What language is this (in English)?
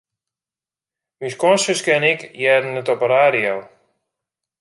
Western Frisian